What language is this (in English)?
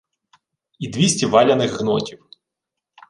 Ukrainian